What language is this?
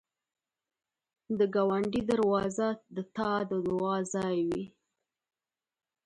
Pashto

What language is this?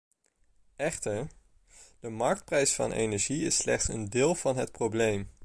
Dutch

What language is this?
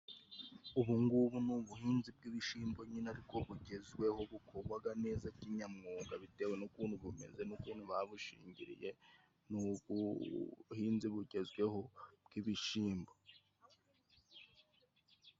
Kinyarwanda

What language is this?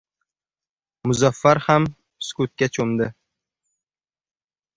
Uzbek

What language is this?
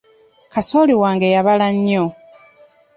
Ganda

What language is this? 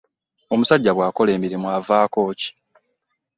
Ganda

